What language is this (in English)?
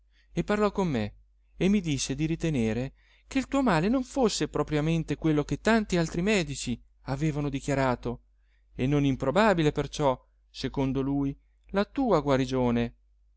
Italian